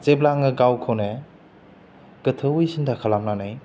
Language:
Bodo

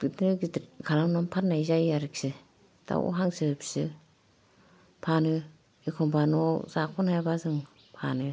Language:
Bodo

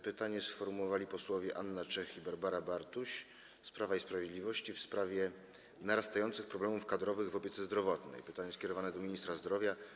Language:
Polish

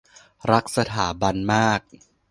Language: Thai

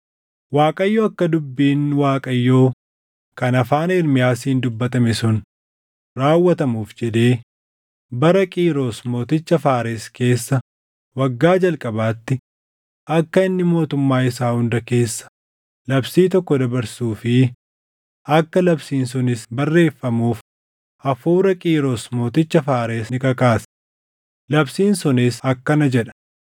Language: Oromo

